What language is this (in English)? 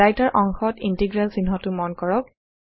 Assamese